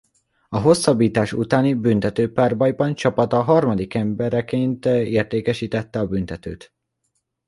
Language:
Hungarian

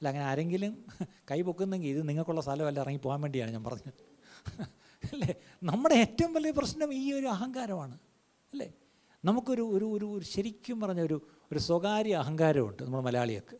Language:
Malayalam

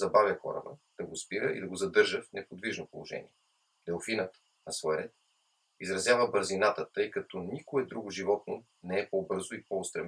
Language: Bulgarian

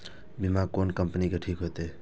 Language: Maithili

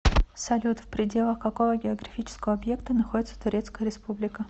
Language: Russian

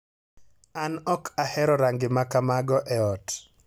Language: Luo (Kenya and Tanzania)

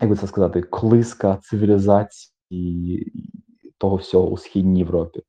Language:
Ukrainian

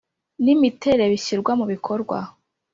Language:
Kinyarwanda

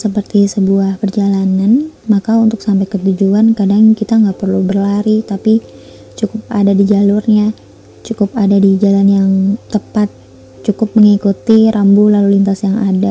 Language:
Indonesian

